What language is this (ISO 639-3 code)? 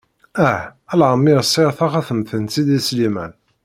kab